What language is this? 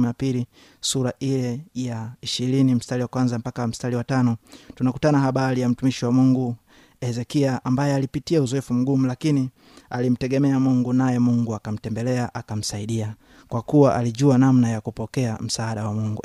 Swahili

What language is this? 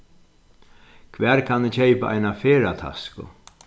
Faroese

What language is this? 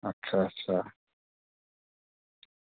Dogri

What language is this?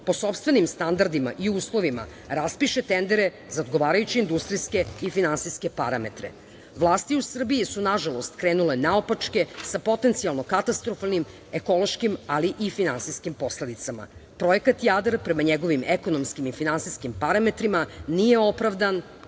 Serbian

